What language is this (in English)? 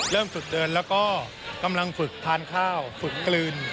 Thai